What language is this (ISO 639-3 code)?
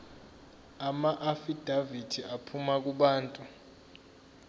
zul